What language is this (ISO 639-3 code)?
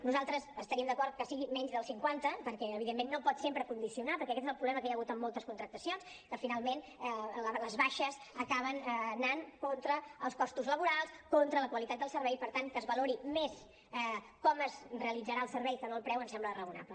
cat